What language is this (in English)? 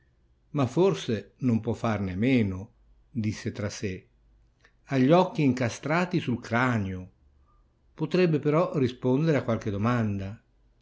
Italian